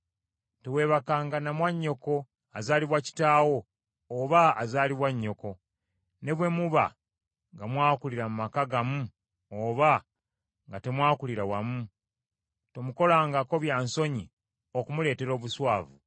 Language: Ganda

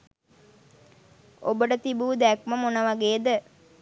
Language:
Sinhala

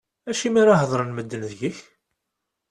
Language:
Kabyle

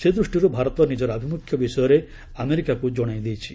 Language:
Odia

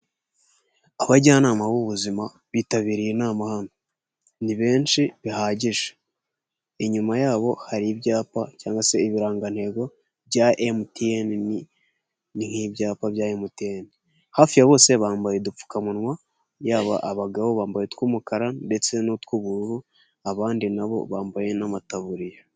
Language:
Kinyarwanda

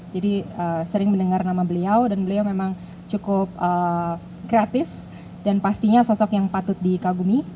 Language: Indonesian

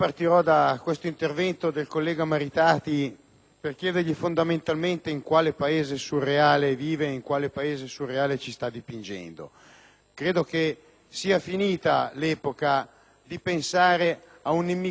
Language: Italian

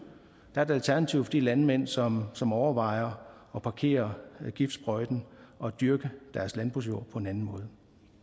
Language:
Danish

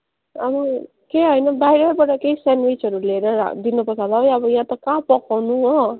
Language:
Nepali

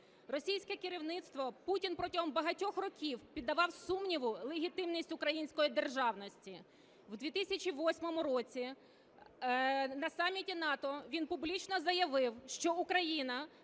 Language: Ukrainian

